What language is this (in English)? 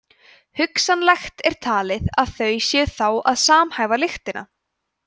Icelandic